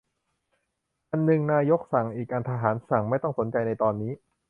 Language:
Thai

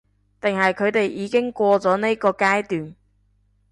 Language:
Cantonese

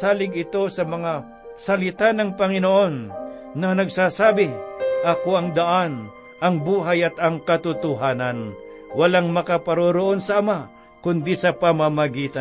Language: Filipino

